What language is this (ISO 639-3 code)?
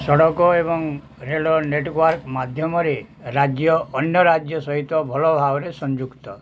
ori